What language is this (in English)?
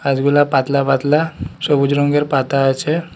Bangla